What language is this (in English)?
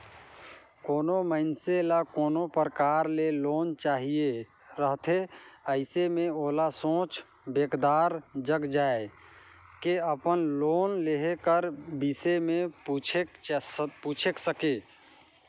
Chhattisgarhi